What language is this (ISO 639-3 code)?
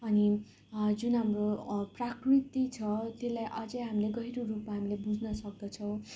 nep